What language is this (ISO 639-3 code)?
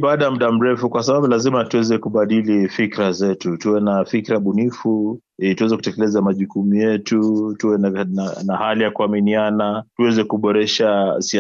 swa